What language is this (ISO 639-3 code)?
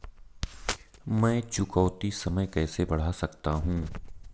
hin